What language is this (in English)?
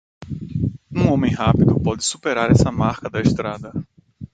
Portuguese